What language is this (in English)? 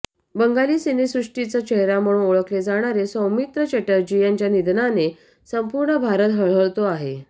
Marathi